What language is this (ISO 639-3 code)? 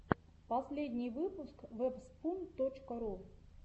rus